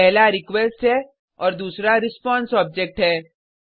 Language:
Hindi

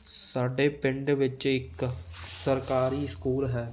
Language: Punjabi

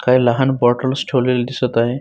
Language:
Marathi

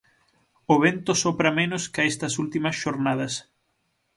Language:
Galician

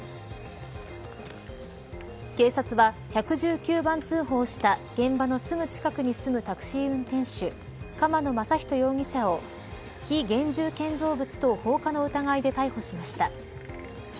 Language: Japanese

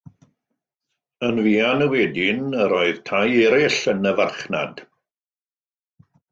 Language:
Welsh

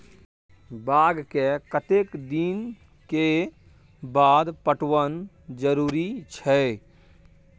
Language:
Maithili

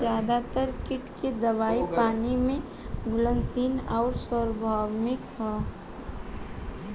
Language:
Bhojpuri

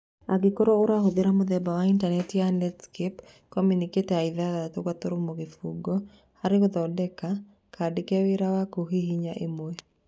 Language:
Kikuyu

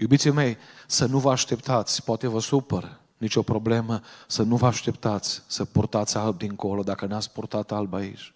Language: Romanian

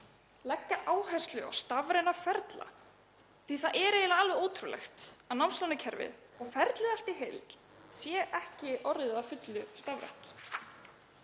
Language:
Icelandic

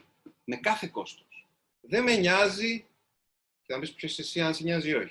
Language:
Greek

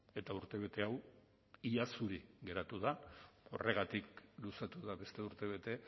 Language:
Basque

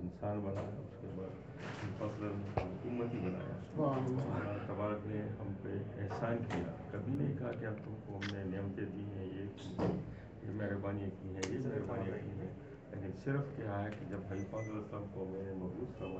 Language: Romanian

